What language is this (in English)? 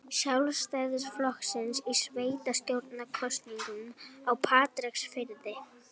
Icelandic